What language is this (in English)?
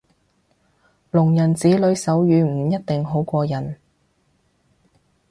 Cantonese